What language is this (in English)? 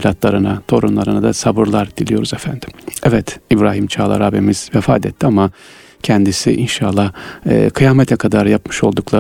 Turkish